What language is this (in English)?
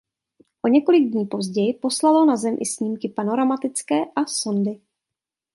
Czech